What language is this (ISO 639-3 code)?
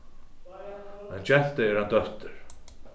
fao